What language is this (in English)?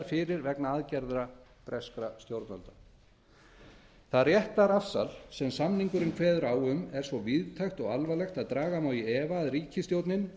Icelandic